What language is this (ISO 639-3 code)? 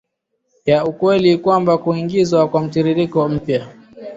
swa